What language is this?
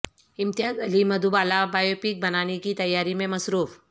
Urdu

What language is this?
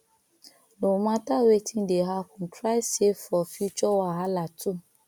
Nigerian Pidgin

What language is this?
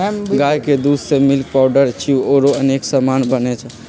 Magahi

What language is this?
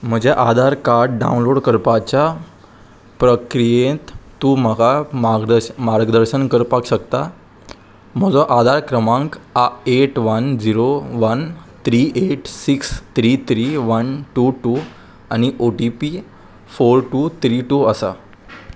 Konkani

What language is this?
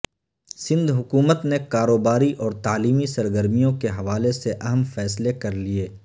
Urdu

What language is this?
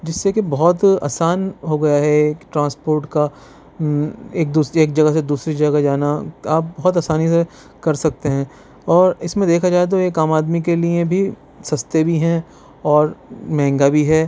Urdu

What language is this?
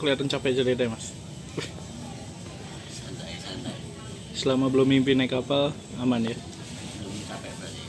Indonesian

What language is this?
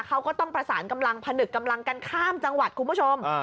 Thai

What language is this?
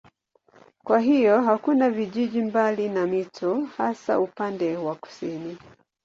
Swahili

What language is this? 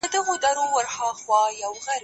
Pashto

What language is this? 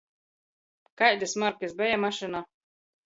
Latgalian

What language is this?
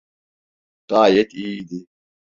Turkish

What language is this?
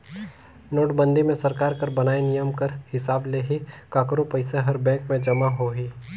Chhattisgarhi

